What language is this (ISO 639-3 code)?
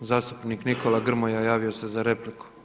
hrv